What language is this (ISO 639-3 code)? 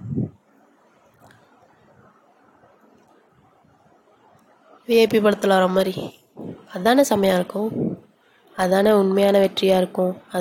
tam